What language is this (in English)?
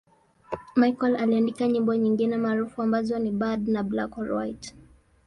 Swahili